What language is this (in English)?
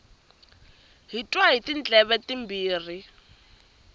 Tsonga